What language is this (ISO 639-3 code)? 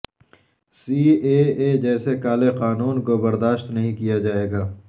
urd